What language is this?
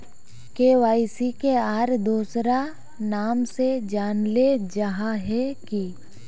Magahi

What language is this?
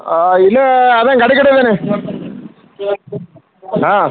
Kannada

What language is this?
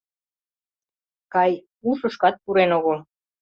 Mari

